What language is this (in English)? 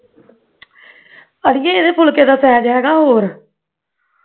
Punjabi